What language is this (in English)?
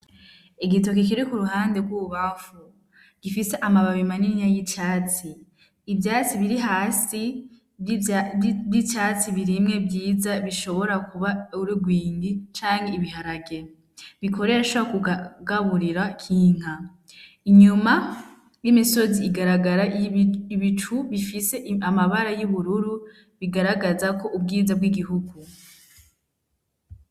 Rundi